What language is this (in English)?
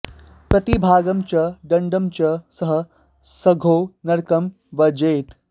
Sanskrit